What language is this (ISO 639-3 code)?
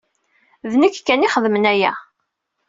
kab